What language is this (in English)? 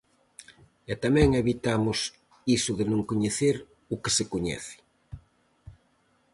Galician